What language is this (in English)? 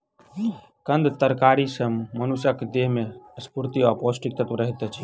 Maithili